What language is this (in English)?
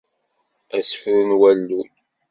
Kabyle